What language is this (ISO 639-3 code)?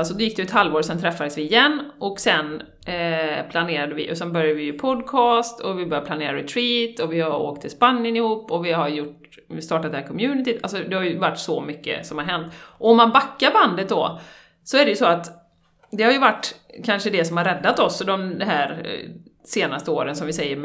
swe